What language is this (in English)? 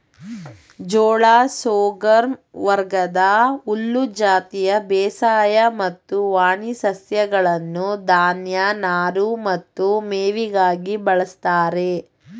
Kannada